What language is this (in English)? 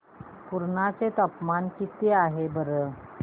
Marathi